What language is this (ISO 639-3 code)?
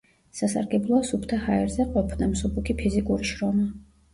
kat